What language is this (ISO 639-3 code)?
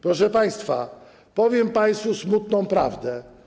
pol